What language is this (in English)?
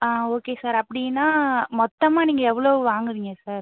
Tamil